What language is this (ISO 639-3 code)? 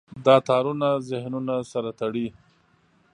pus